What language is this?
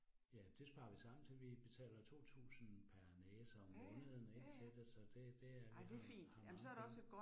Danish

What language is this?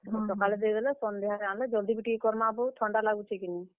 Odia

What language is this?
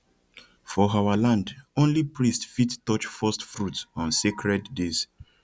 Nigerian Pidgin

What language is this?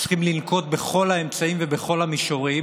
Hebrew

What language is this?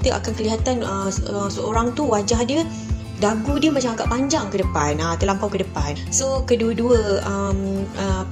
Malay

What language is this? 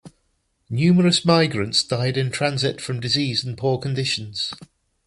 English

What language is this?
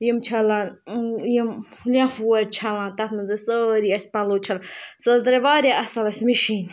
Kashmiri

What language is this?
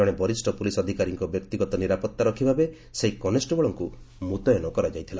Odia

